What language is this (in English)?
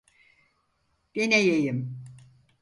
Turkish